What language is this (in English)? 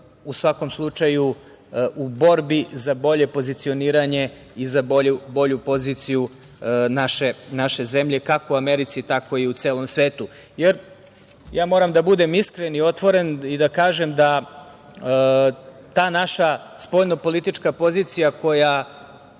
Serbian